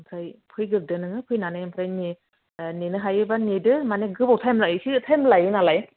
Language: Bodo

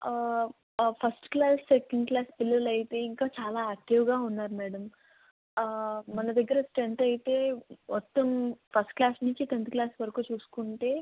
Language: Telugu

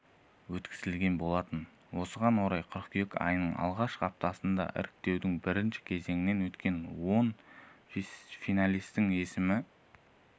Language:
Kazakh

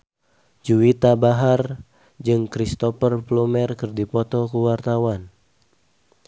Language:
Sundanese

